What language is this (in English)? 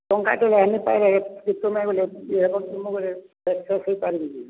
Odia